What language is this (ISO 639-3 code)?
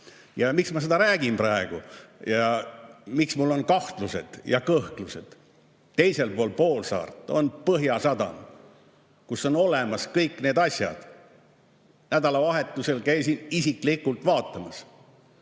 est